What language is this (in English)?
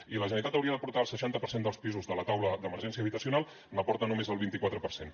Catalan